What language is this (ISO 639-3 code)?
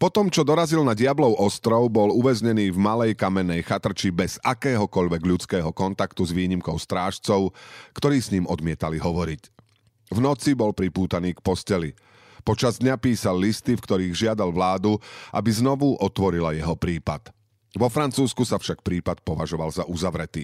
slk